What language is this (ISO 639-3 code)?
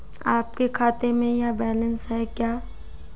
hin